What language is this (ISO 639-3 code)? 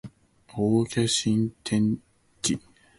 yue